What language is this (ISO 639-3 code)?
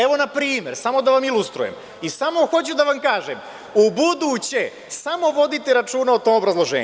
srp